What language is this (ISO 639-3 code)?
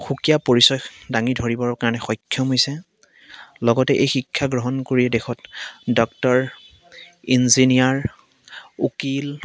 asm